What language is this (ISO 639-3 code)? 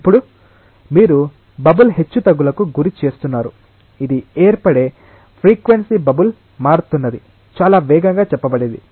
tel